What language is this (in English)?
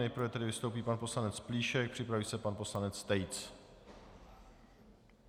Czech